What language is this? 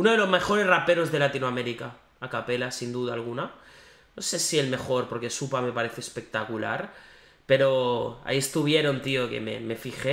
Spanish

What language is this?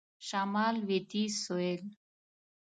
Pashto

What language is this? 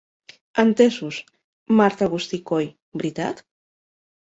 Catalan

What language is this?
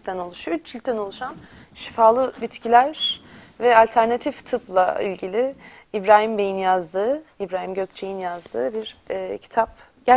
Turkish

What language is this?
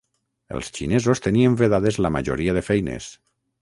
Catalan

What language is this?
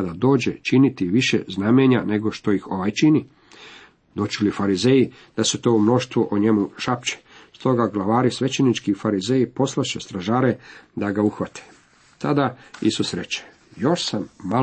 Croatian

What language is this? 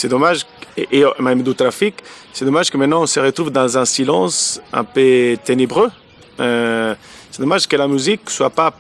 French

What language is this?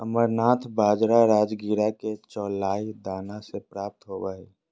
Magahi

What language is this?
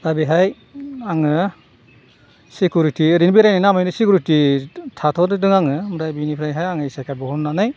Bodo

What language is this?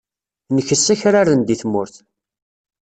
Kabyle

